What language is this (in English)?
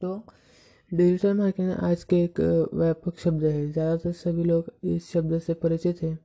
Hindi